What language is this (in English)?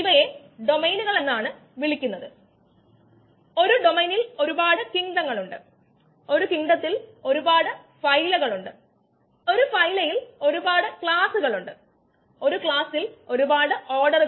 Malayalam